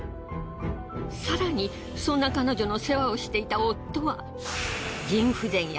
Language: Japanese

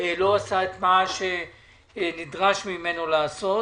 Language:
Hebrew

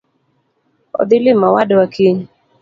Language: Luo (Kenya and Tanzania)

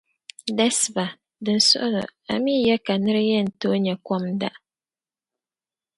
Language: Dagbani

